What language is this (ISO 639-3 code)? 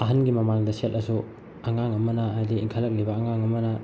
mni